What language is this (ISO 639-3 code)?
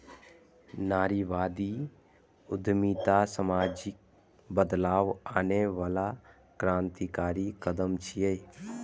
mai